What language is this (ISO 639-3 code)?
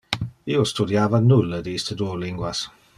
ina